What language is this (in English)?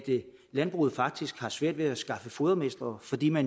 Danish